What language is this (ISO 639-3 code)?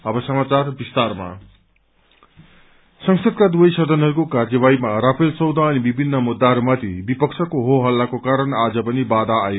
nep